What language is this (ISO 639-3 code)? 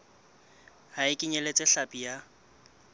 sot